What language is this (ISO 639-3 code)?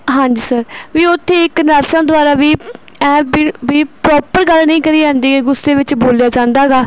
pan